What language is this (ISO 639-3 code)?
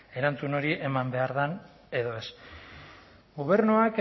eus